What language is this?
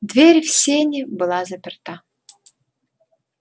Russian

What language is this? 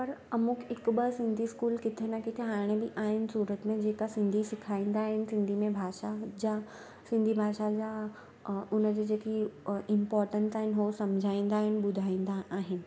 Sindhi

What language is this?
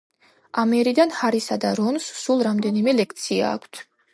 Georgian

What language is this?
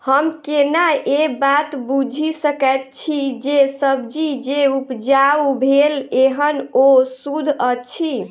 Maithili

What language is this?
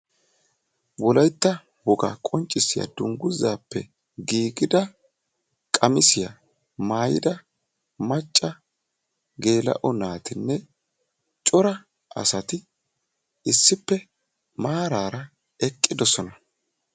Wolaytta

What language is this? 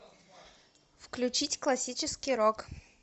Russian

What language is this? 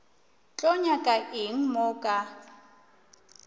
Northern Sotho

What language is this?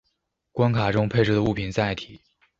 Chinese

